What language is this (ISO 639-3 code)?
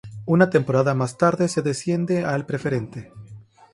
spa